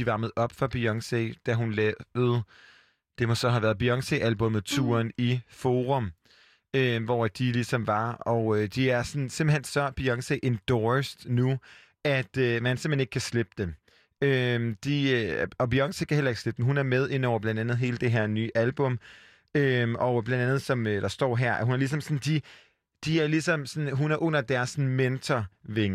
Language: Danish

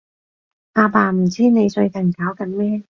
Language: Cantonese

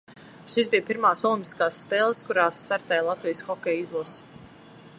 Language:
Latvian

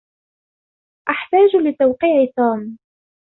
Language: Arabic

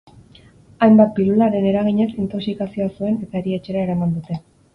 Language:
Basque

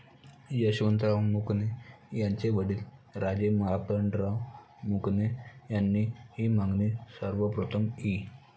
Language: Marathi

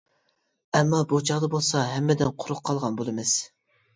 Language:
Uyghur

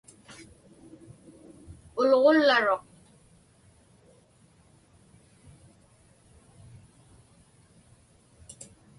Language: Inupiaq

